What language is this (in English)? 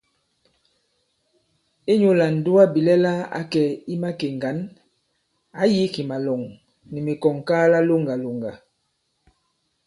Bankon